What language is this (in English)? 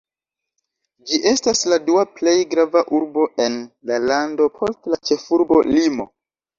Esperanto